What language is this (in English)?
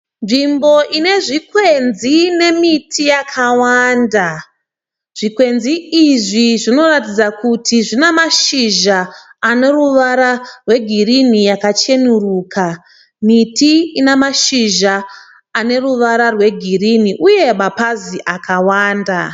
Shona